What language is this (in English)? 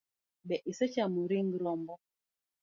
Luo (Kenya and Tanzania)